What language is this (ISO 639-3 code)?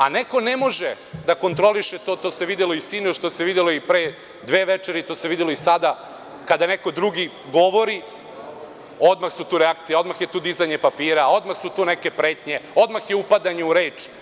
srp